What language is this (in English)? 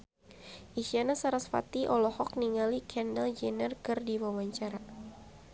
Sundanese